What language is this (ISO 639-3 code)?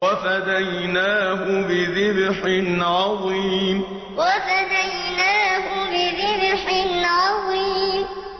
ara